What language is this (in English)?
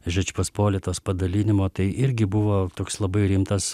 Lithuanian